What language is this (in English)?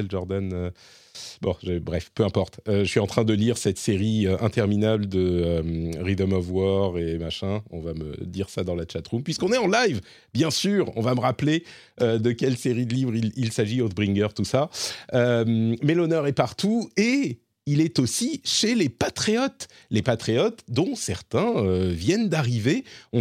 French